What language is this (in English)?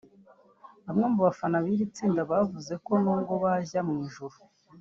Kinyarwanda